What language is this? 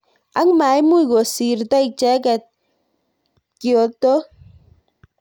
Kalenjin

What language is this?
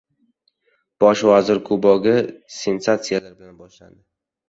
Uzbek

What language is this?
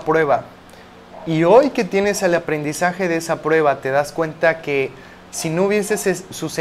Spanish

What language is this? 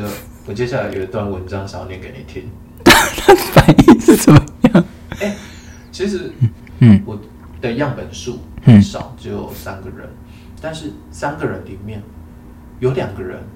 Chinese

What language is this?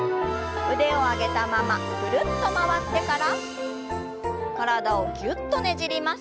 Japanese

